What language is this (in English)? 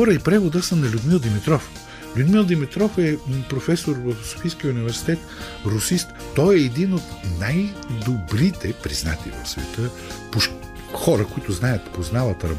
Bulgarian